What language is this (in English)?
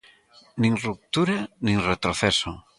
Galician